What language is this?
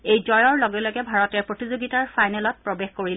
Assamese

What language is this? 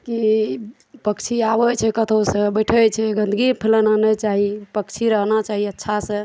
Maithili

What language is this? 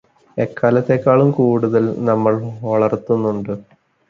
Malayalam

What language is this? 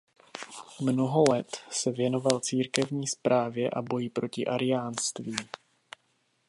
Czech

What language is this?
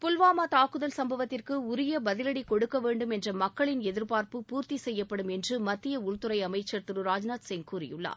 Tamil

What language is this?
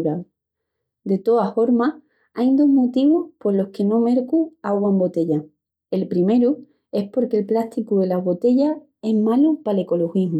Extremaduran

